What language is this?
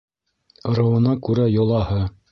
Bashkir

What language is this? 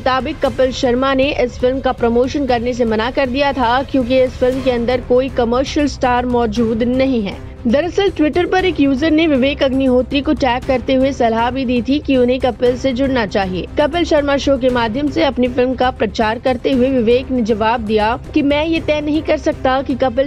Hindi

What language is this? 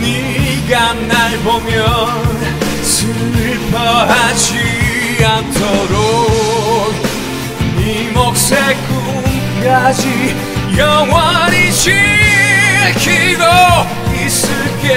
Korean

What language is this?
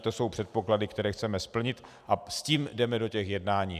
Czech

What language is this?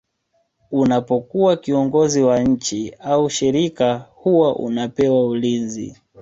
Swahili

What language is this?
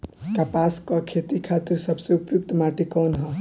Bhojpuri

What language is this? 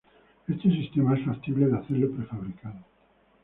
Spanish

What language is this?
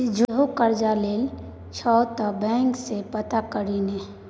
Maithili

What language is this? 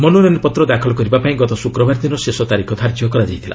Odia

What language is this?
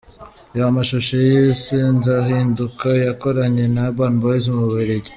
Kinyarwanda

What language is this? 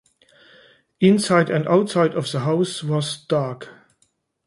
English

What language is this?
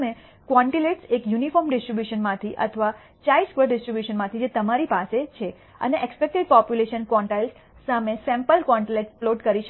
Gujarati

